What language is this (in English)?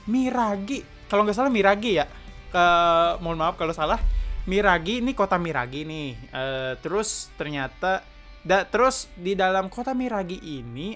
Indonesian